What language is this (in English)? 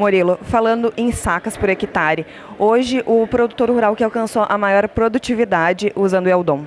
Portuguese